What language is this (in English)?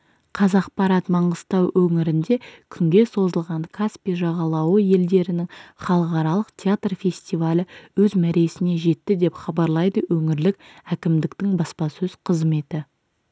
Kazakh